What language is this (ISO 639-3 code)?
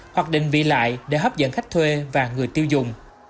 vie